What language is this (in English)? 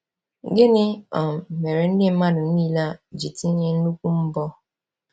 Igbo